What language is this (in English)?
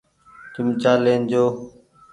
Goaria